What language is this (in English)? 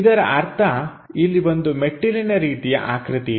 Kannada